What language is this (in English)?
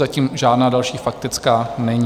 Czech